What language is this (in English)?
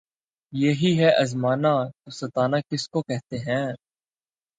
Urdu